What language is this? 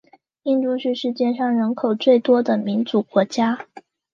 Chinese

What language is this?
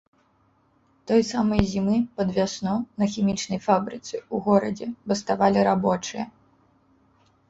Belarusian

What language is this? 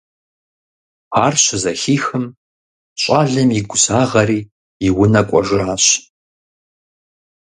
Kabardian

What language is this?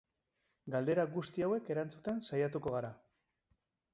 Basque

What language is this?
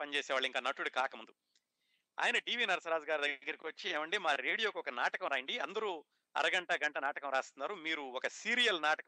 Telugu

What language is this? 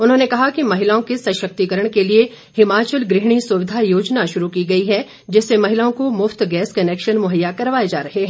Hindi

